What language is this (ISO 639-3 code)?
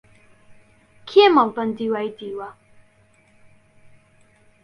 ckb